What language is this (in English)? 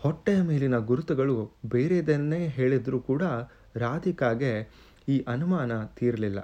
Kannada